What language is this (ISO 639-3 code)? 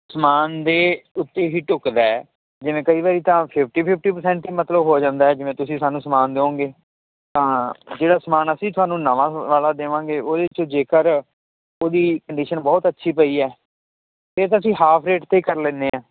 pan